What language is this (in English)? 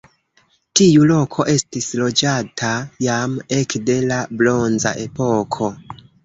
Esperanto